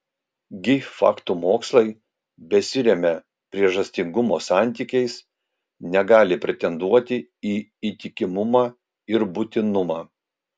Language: Lithuanian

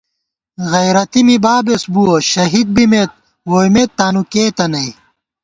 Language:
Gawar-Bati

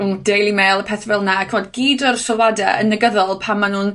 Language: Welsh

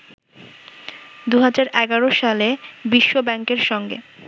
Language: Bangla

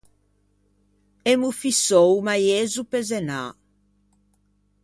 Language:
Ligurian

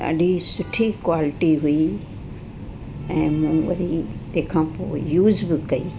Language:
Sindhi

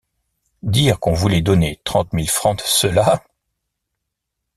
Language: French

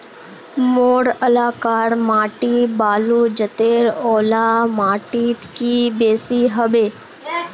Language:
Magahi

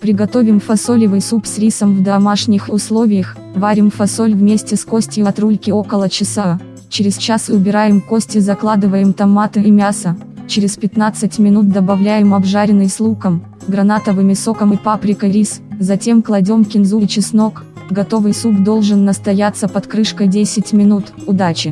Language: Russian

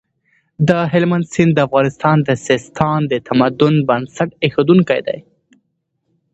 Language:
Pashto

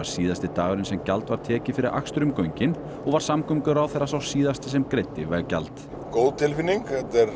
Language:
Icelandic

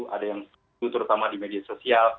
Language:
Indonesian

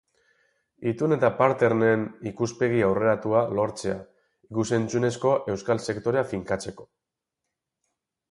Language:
Basque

